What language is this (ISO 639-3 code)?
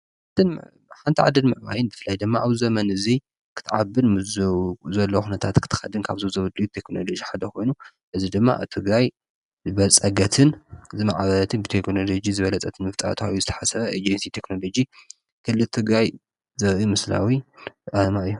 tir